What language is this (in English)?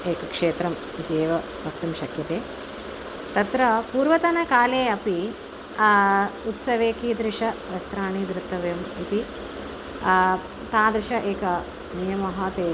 Sanskrit